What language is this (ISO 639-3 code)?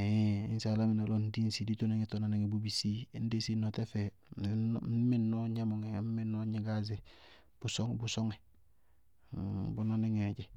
bqg